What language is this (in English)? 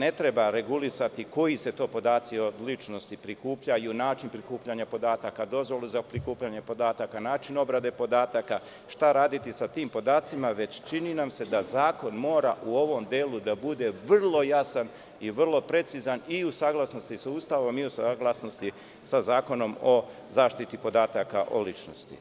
Serbian